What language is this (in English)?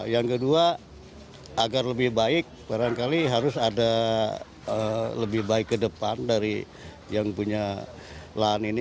Indonesian